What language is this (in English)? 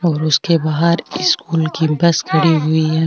Marwari